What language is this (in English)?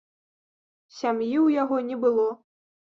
Belarusian